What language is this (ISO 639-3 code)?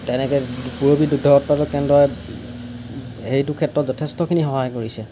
asm